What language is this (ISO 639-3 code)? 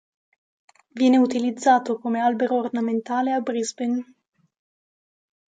ita